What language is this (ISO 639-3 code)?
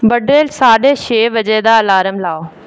doi